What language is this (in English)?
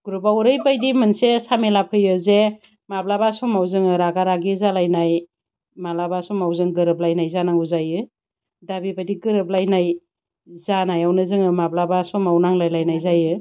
Bodo